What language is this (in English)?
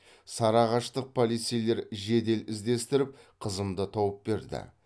Kazakh